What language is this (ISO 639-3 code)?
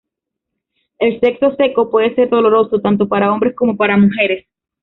spa